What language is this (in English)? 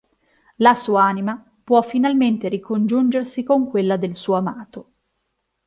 Italian